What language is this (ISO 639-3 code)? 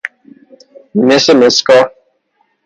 fas